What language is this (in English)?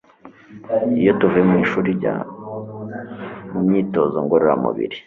Kinyarwanda